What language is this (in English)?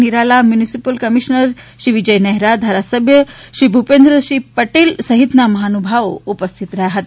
Gujarati